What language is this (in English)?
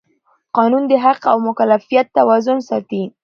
Pashto